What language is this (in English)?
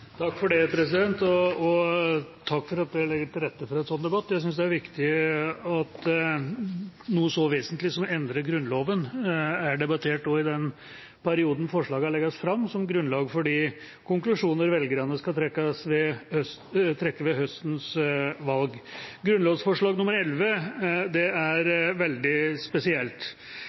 Norwegian Bokmål